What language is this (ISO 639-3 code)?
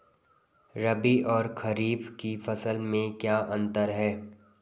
hin